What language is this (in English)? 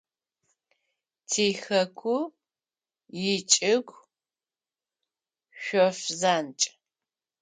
Adyghe